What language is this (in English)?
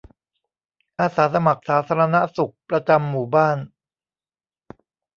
Thai